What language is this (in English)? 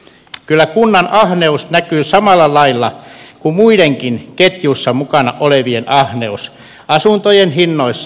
Finnish